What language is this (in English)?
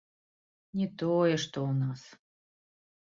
Belarusian